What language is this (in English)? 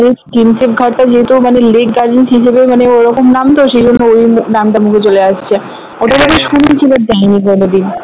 Bangla